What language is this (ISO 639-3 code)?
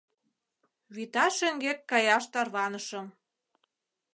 chm